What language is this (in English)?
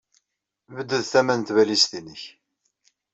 Kabyle